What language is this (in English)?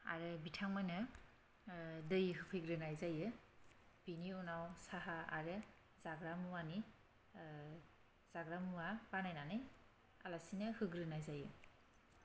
Bodo